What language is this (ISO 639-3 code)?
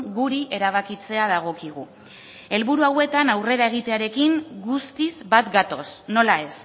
eus